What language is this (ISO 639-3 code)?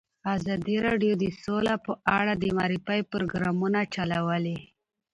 pus